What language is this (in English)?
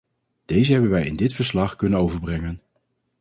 Dutch